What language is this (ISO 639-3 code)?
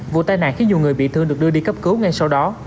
vie